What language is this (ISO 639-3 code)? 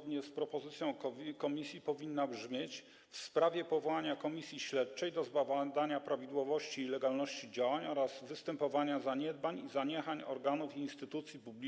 pol